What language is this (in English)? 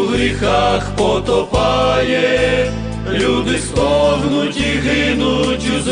Ukrainian